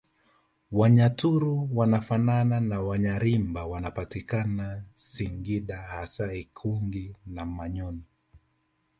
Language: Swahili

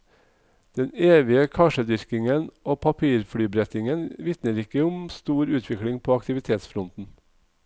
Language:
Norwegian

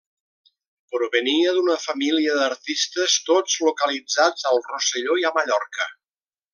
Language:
Catalan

